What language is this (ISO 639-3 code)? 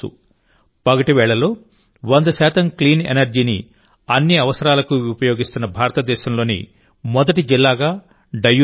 tel